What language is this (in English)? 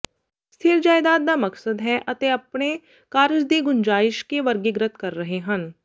Punjabi